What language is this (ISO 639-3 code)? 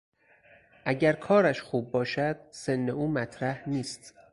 fas